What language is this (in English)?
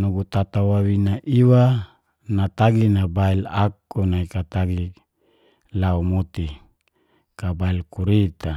Geser-Gorom